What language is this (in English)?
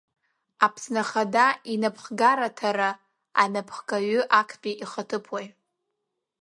Abkhazian